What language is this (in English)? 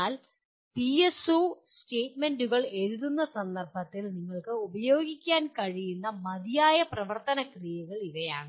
Malayalam